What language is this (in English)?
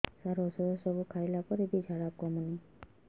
Odia